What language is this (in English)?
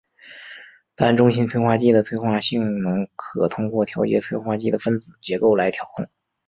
Chinese